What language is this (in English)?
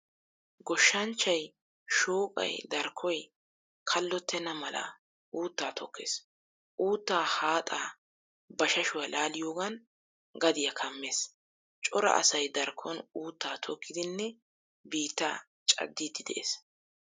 Wolaytta